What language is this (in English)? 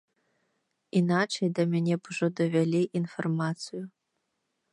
Belarusian